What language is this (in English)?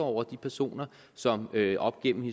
Danish